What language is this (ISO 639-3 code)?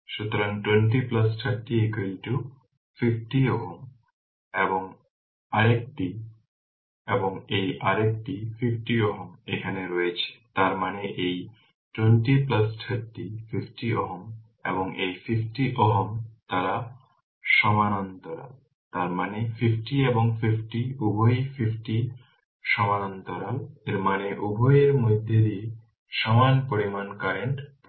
ben